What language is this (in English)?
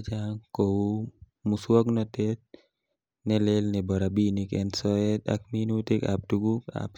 Kalenjin